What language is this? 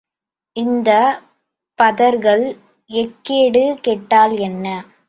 Tamil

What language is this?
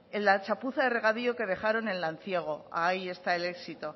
Spanish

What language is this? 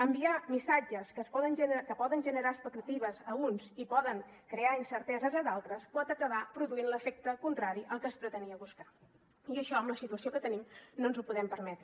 Catalan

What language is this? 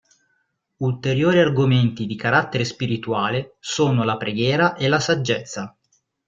Italian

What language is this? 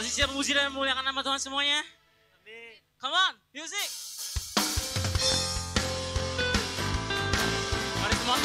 Indonesian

